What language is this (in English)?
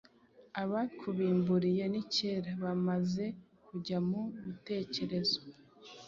Kinyarwanda